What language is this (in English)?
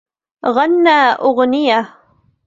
Arabic